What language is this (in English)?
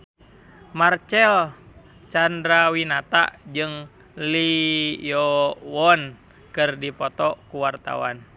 Sundanese